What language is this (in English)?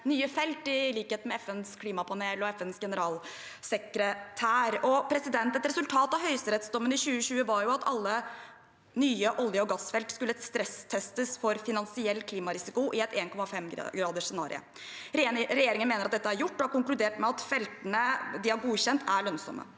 Norwegian